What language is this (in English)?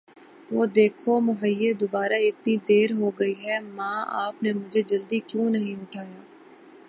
Urdu